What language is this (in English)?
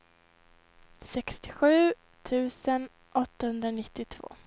Swedish